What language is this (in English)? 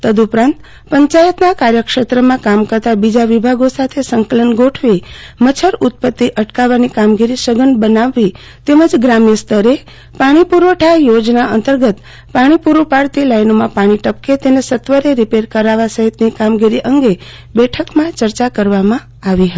Gujarati